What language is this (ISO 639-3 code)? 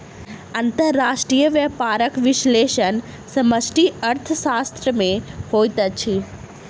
mai